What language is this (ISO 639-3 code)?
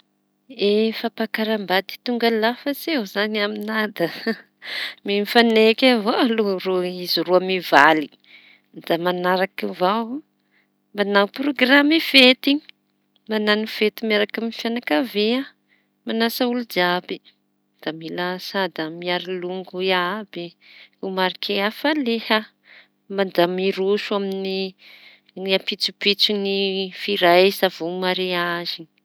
txy